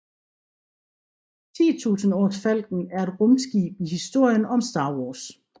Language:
Danish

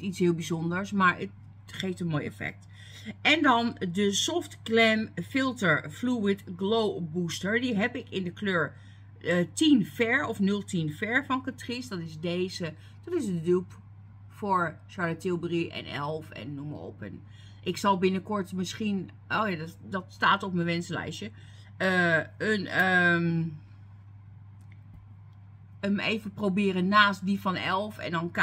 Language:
Dutch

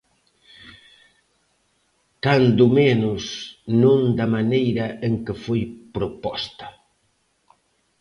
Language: Galician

